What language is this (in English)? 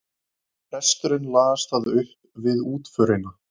Icelandic